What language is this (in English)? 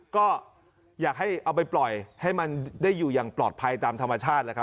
Thai